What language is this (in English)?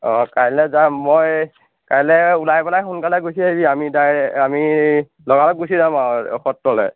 Assamese